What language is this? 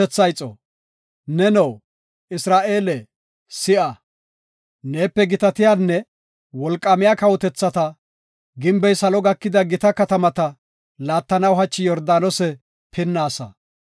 Gofa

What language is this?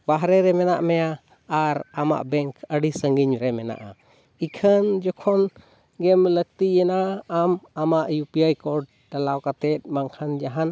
Santali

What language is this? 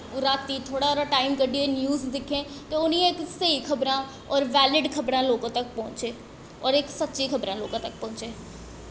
Dogri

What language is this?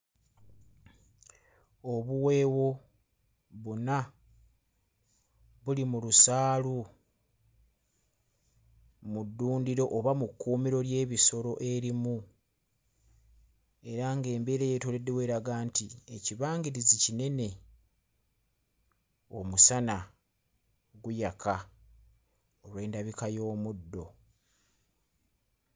Ganda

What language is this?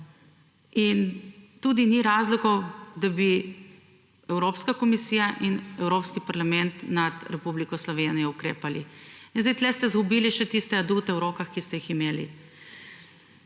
Slovenian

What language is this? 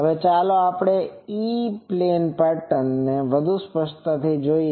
Gujarati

